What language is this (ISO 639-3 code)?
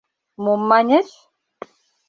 chm